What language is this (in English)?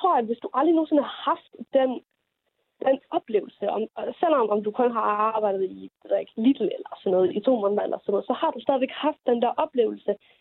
Danish